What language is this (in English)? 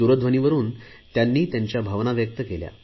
Marathi